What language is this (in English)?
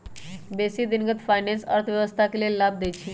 Magahi